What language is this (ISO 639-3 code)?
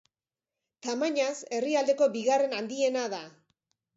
eus